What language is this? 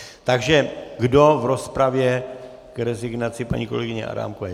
Czech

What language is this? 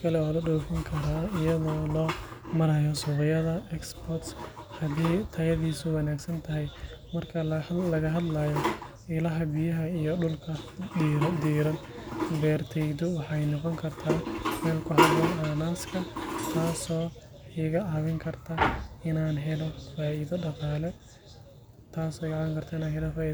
Somali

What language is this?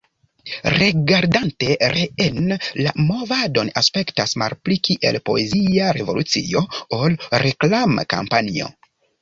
Esperanto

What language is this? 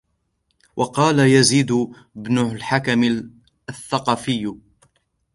Arabic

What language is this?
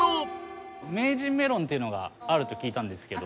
Japanese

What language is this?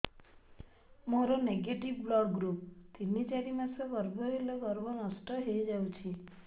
Odia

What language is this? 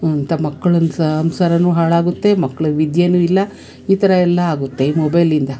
Kannada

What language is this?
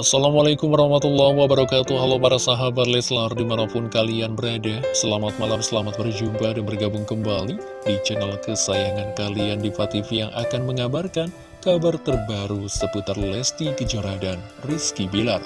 Indonesian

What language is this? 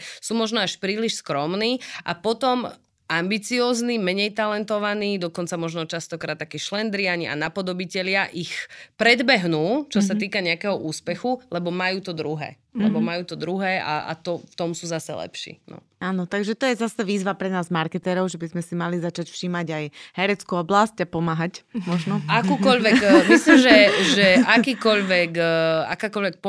Slovak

